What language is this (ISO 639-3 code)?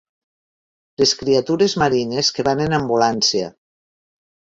cat